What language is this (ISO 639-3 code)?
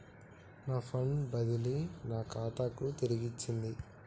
tel